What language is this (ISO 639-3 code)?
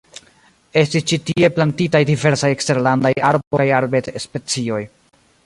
epo